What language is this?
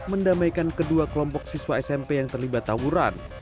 Indonesian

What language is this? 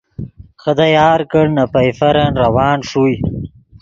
Yidgha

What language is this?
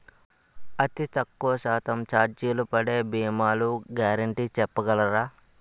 Telugu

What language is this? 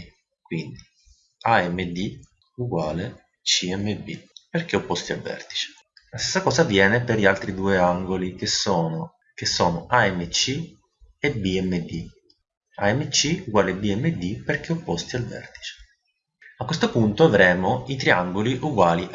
Italian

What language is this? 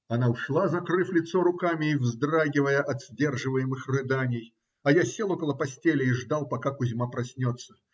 Russian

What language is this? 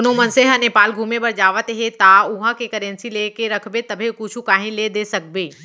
Chhattisgarhi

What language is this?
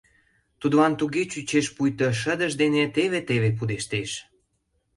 Mari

